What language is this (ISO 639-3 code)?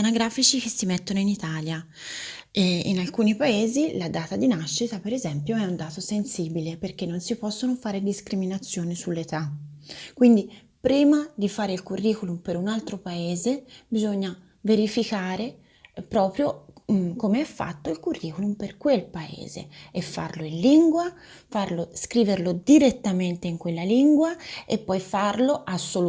ita